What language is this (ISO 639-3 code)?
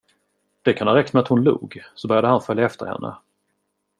swe